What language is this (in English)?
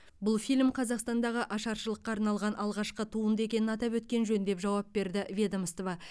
Kazakh